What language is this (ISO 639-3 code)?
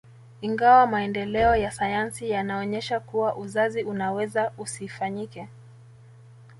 swa